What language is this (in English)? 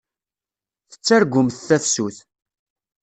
Kabyle